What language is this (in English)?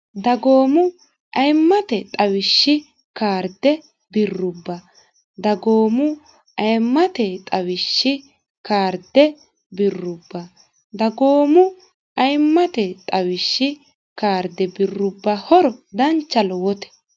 Sidamo